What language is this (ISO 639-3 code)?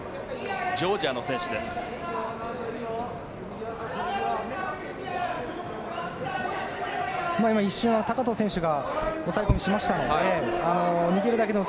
jpn